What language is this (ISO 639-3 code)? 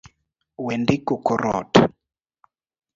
luo